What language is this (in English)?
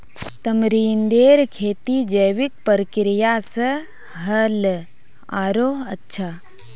Magahi